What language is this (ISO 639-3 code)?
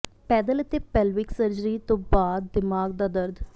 pan